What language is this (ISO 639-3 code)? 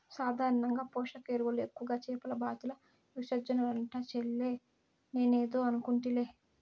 tel